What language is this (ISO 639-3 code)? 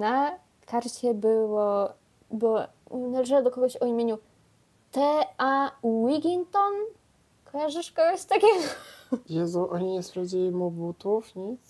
pol